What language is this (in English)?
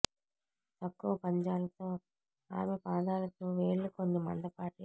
Telugu